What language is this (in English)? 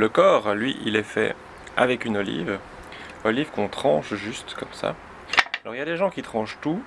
French